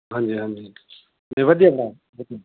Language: Punjabi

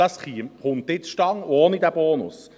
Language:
Swiss German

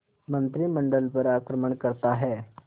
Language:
Hindi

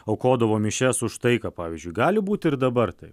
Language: Lithuanian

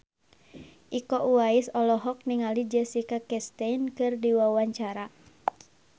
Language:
Sundanese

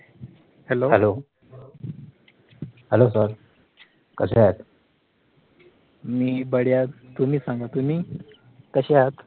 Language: Marathi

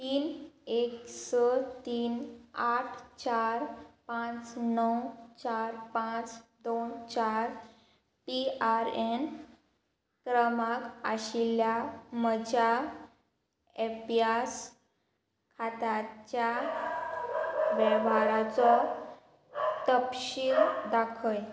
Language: Konkani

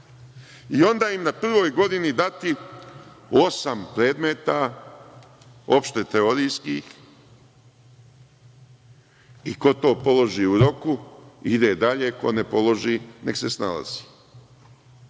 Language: Serbian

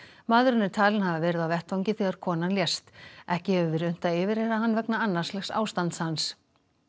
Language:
Icelandic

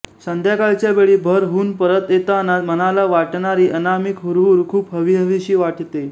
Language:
Marathi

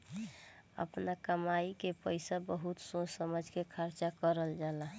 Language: Bhojpuri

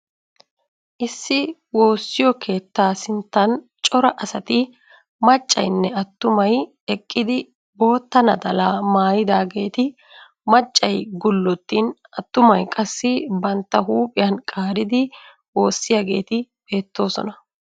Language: Wolaytta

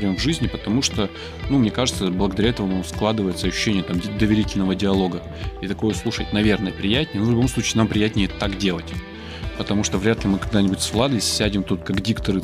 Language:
Russian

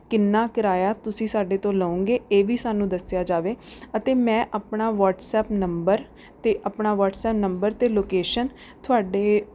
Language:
Punjabi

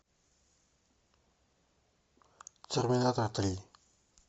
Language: Russian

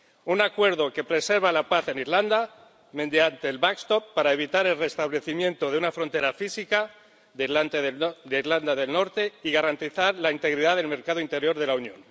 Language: Spanish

